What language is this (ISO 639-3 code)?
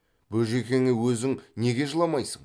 kaz